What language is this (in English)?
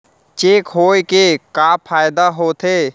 Chhattisgarhi